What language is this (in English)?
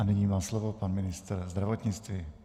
Czech